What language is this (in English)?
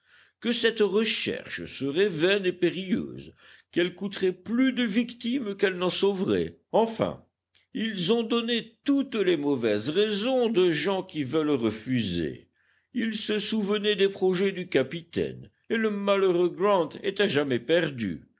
French